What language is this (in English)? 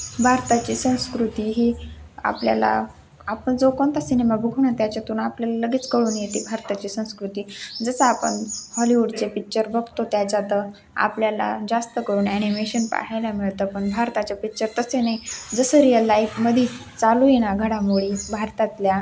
Marathi